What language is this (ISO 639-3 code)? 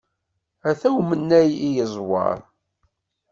kab